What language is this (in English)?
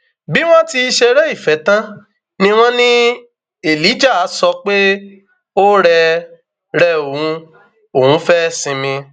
Yoruba